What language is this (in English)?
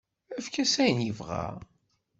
Kabyle